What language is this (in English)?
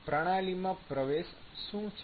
Gujarati